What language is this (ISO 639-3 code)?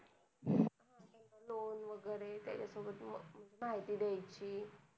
mar